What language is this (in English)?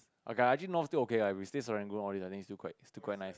English